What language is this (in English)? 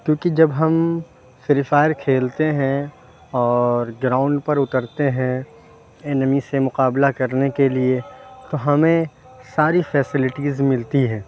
Urdu